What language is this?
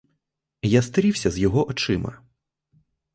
Ukrainian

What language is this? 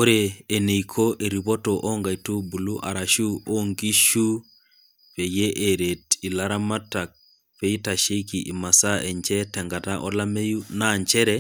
Masai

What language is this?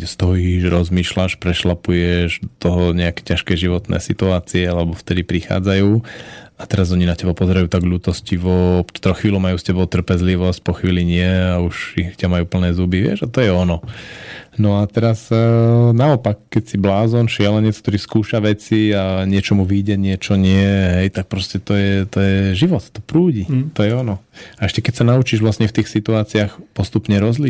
Slovak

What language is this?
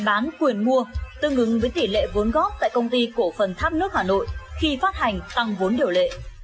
Vietnamese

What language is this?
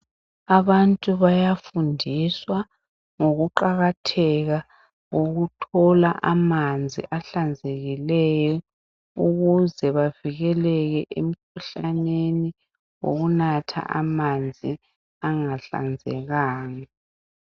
North Ndebele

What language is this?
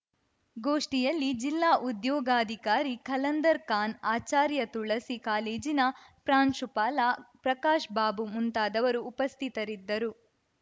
Kannada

